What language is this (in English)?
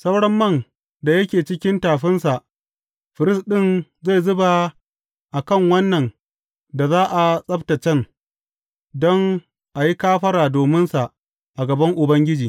Hausa